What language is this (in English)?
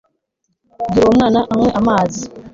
Kinyarwanda